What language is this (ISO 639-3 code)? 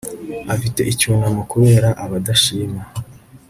kin